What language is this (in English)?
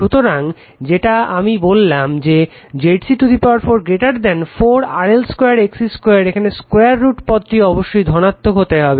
Bangla